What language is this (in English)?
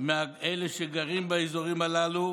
Hebrew